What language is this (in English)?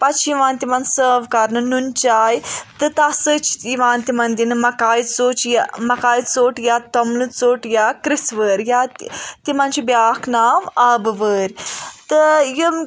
Kashmiri